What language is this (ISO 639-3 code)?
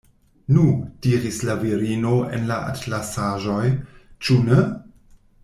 epo